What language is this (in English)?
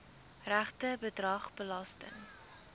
Afrikaans